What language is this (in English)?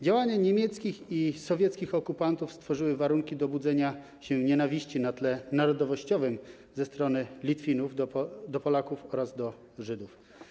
Polish